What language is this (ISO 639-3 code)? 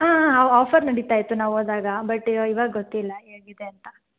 kan